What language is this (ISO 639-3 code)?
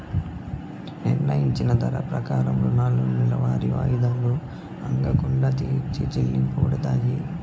tel